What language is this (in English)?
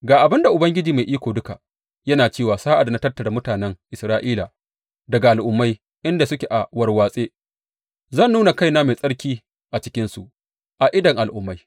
Hausa